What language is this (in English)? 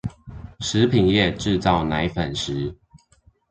Chinese